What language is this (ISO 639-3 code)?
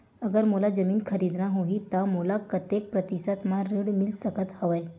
hne